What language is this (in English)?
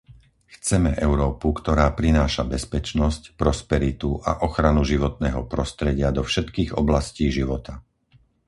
Slovak